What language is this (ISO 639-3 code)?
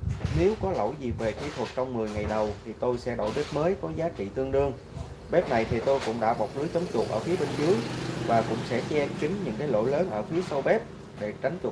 vie